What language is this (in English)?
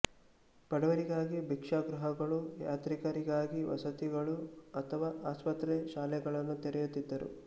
Kannada